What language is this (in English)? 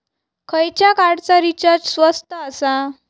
Marathi